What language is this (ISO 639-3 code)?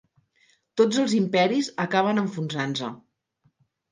cat